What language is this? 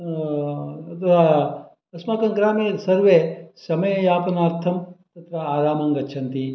Sanskrit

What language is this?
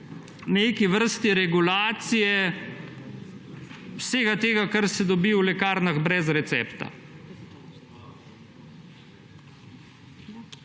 Slovenian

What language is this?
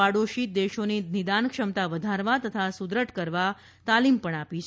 Gujarati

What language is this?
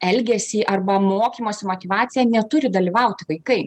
Lithuanian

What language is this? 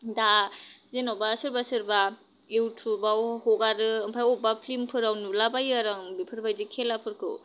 Bodo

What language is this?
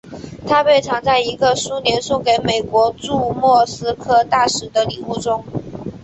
Chinese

